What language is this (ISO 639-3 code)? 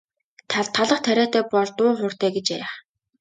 mon